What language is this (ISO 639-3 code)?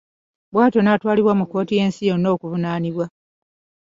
lug